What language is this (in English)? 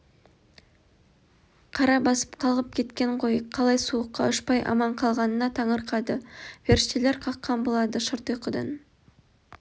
Kazakh